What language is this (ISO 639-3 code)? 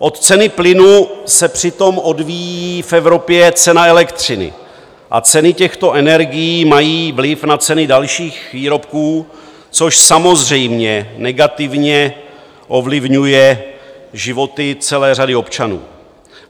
ces